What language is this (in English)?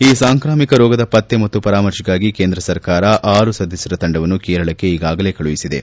Kannada